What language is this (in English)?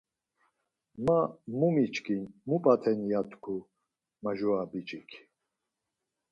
Laz